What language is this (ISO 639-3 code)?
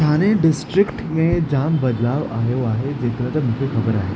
snd